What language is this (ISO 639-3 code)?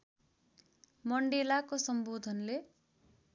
nep